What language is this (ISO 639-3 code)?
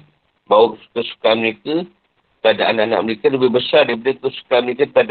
msa